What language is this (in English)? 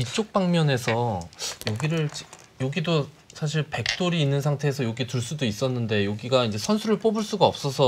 Korean